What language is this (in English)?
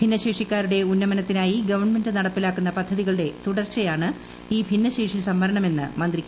Malayalam